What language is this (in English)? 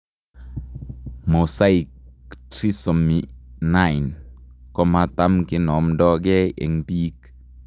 Kalenjin